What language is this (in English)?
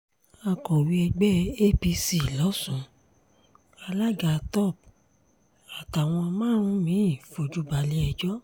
Yoruba